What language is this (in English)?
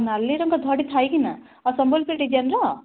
Odia